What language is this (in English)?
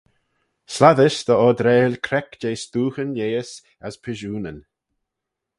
Manx